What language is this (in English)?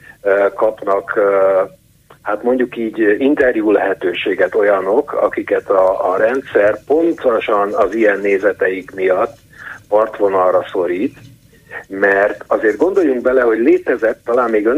Hungarian